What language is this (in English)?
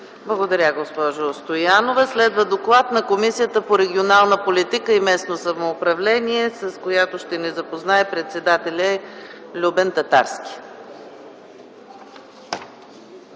Bulgarian